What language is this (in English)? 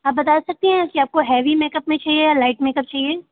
Hindi